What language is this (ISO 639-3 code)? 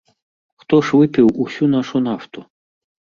bel